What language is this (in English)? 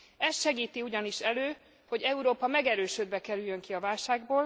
Hungarian